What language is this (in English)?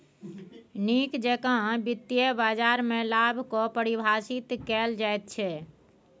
Maithili